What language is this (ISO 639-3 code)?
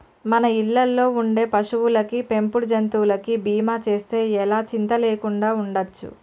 tel